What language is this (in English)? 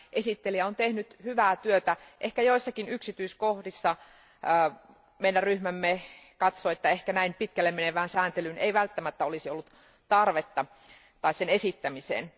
Finnish